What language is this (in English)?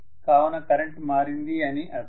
Telugu